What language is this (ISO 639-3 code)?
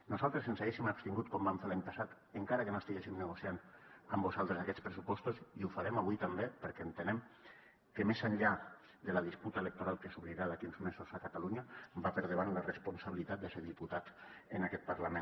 cat